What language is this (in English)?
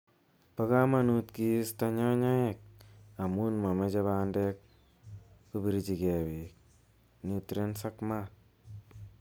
Kalenjin